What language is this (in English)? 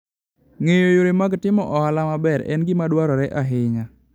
Luo (Kenya and Tanzania)